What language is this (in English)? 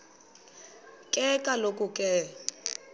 Xhosa